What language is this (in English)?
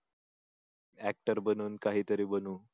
Marathi